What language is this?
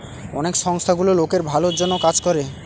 Bangla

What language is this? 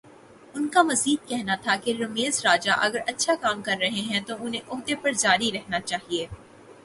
Urdu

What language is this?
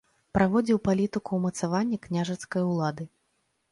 Belarusian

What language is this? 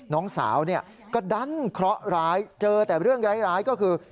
Thai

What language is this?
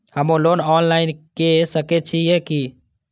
Maithili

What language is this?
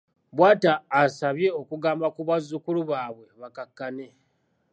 Ganda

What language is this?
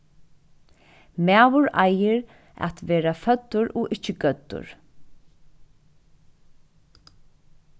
Faroese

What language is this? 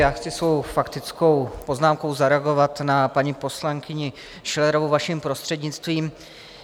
Czech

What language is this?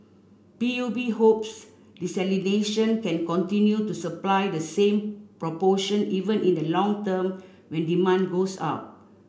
English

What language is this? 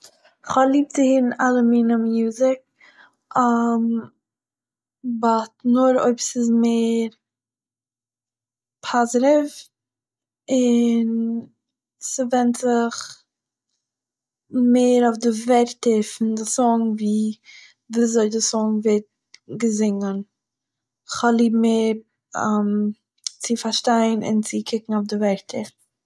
Yiddish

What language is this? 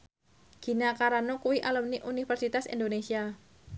Javanese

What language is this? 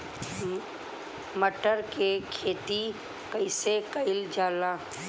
Bhojpuri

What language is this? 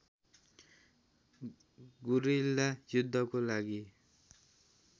Nepali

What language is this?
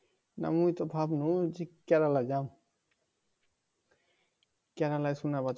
Bangla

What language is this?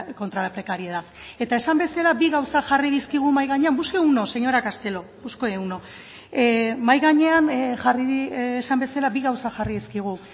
Basque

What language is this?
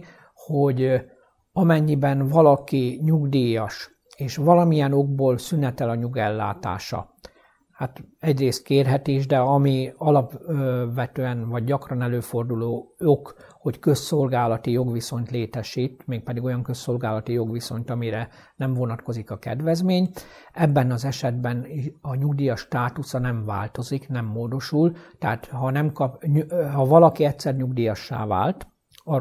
Hungarian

